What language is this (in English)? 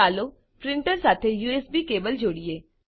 Gujarati